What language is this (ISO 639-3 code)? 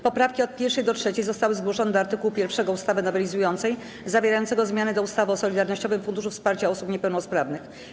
pol